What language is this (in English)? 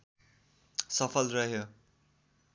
Nepali